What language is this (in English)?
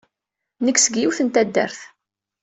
Kabyle